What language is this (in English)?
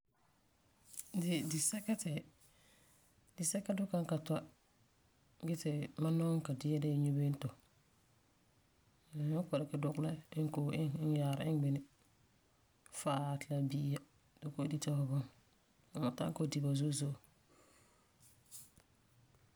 Frafra